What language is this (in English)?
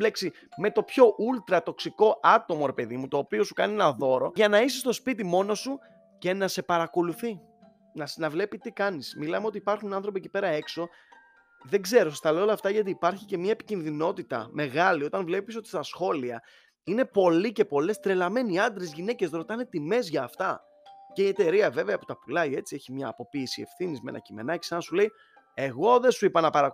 Greek